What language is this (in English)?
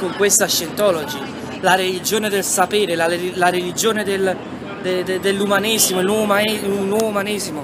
Italian